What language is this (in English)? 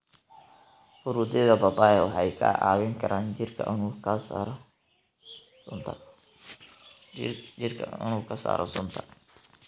Somali